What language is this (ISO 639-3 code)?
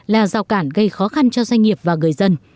vie